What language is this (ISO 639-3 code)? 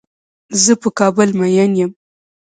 pus